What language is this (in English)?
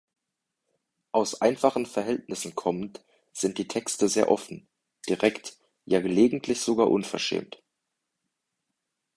German